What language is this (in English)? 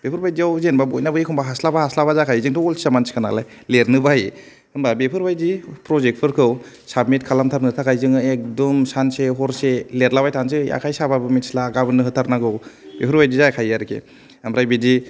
Bodo